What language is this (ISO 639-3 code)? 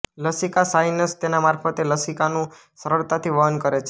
guj